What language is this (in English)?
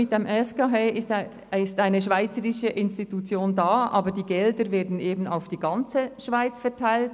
Swiss German